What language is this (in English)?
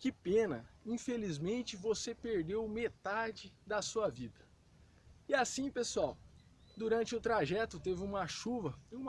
Portuguese